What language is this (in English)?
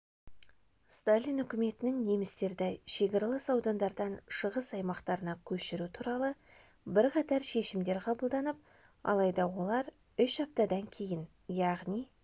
Kazakh